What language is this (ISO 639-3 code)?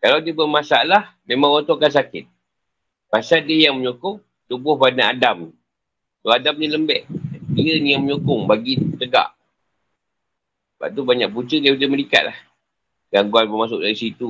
msa